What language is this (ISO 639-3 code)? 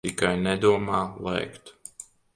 lav